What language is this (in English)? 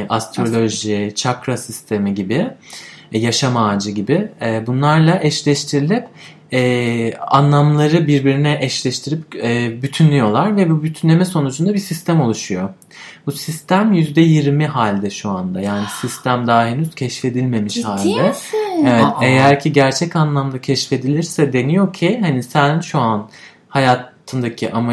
Turkish